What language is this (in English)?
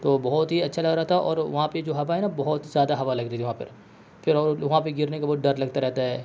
Urdu